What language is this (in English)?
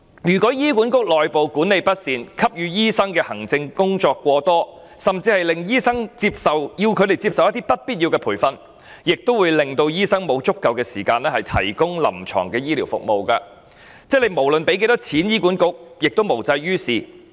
Cantonese